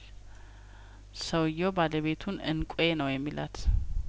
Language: Amharic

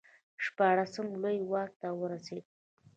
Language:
Pashto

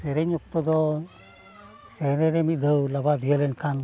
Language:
Santali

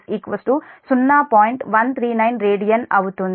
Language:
Telugu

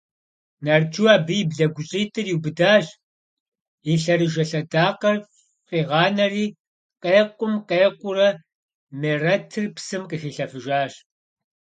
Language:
Kabardian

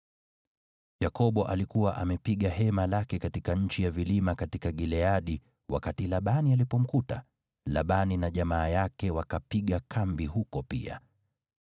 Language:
Swahili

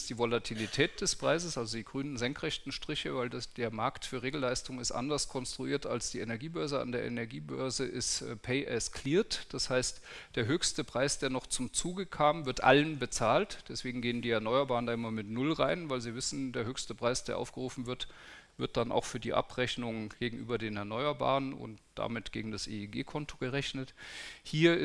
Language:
German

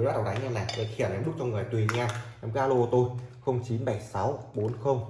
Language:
Vietnamese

